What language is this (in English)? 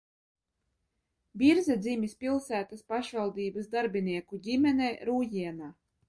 Latvian